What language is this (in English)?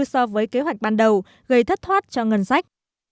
Vietnamese